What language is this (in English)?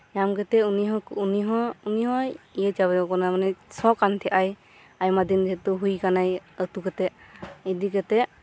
Santali